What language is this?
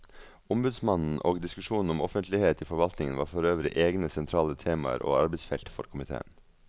Norwegian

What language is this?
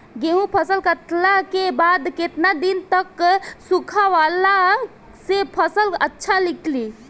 Bhojpuri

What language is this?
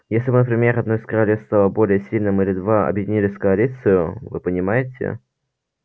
Russian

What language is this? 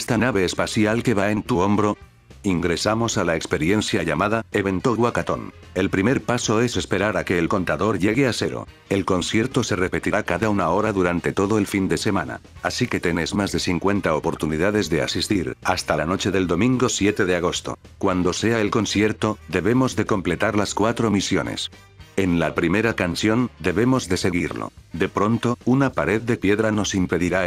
Spanish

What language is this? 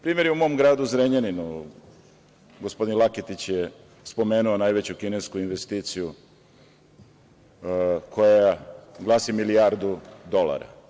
Serbian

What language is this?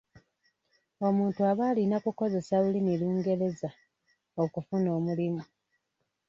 Ganda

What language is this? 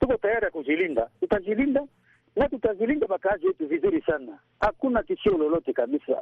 Swahili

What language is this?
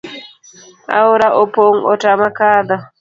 Luo (Kenya and Tanzania)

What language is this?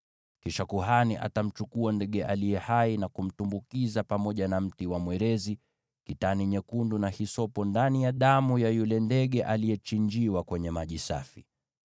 Swahili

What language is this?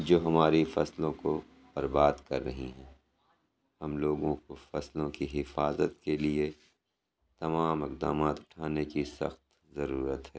Urdu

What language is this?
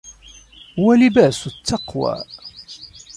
Arabic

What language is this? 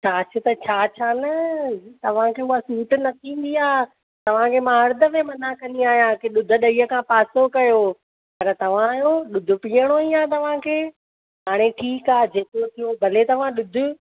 Sindhi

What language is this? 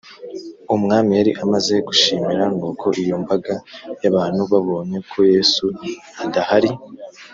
Kinyarwanda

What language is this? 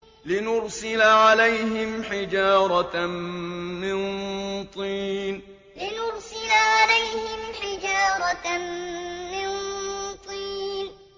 Arabic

